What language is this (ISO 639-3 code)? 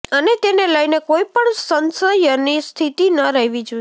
guj